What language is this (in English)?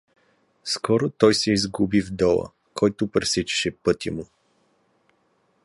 Bulgarian